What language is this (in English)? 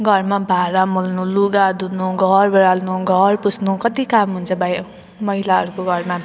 Nepali